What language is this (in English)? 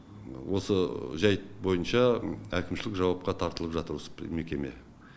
Kazakh